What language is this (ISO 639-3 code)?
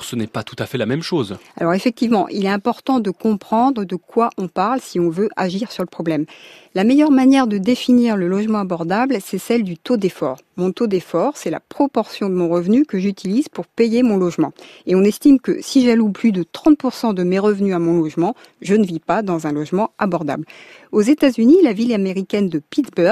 fra